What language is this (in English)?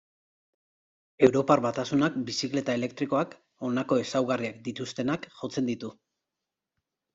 Basque